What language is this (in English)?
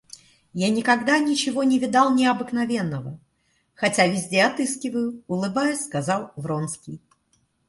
Russian